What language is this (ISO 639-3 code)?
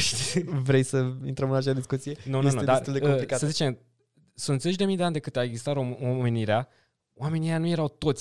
ron